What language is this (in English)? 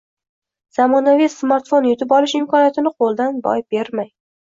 Uzbek